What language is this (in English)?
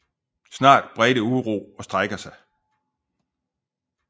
Danish